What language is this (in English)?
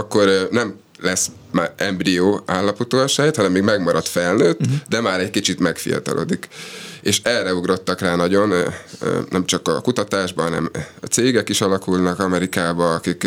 Hungarian